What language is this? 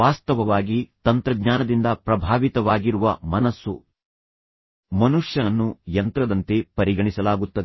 Kannada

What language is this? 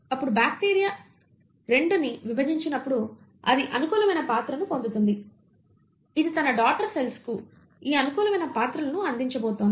Telugu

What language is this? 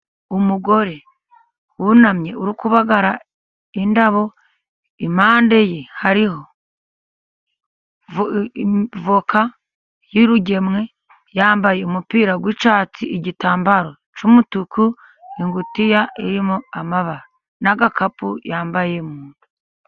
Kinyarwanda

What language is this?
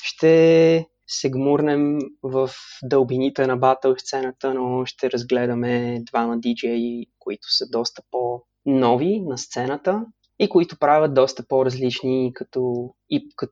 Bulgarian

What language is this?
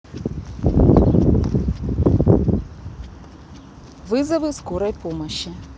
Russian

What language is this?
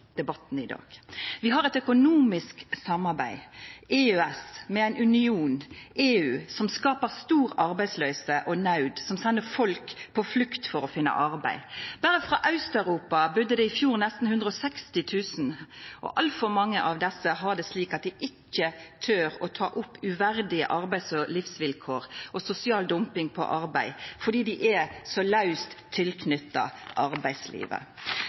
Norwegian Nynorsk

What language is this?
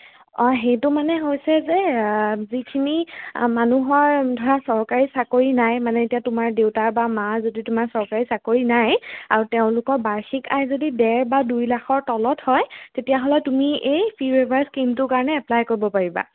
Assamese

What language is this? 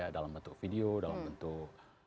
Indonesian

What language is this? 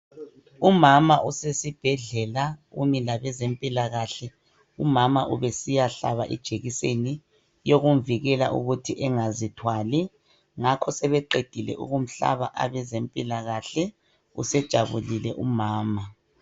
North Ndebele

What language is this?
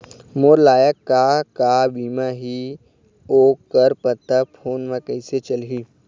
Chhattisgarhi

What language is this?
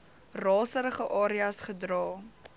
Afrikaans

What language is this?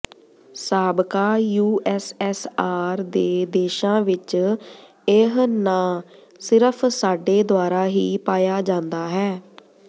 Punjabi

